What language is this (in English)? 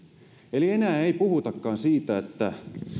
Finnish